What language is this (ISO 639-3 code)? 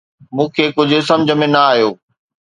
snd